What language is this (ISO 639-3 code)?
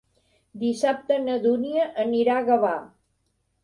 cat